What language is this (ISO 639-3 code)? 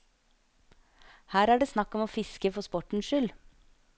nor